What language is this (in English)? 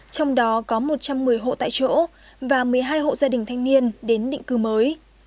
Vietnamese